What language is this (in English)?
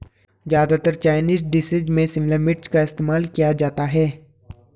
Hindi